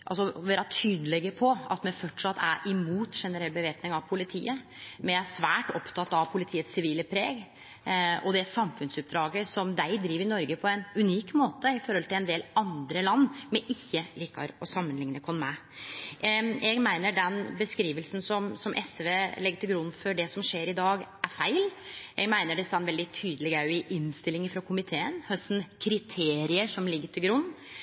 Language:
Norwegian Nynorsk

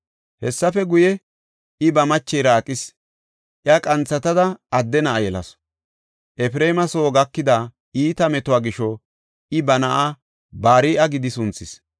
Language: Gofa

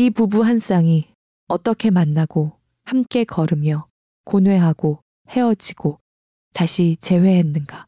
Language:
Korean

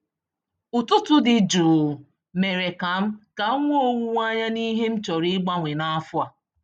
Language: Igbo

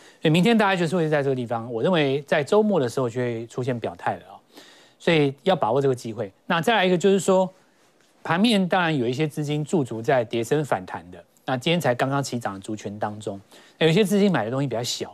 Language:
Chinese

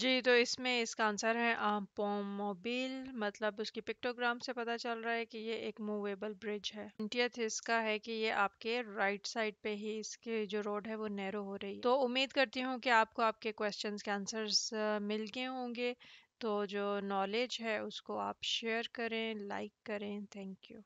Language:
Hindi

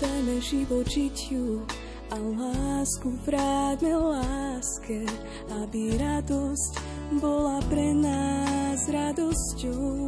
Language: Slovak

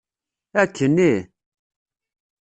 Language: Kabyle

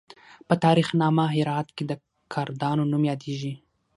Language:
Pashto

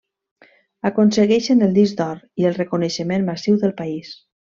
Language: Catalan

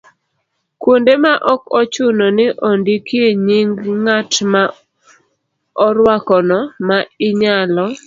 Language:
Luo (Kenya and Tanzania)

